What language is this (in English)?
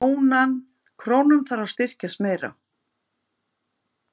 Icelandic